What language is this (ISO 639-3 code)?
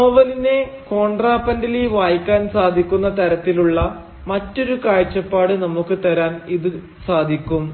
mal